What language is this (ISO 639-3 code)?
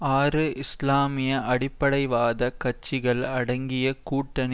tam